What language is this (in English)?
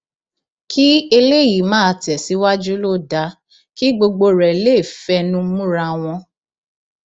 Yoruba